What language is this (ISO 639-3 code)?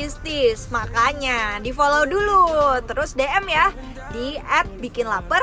ind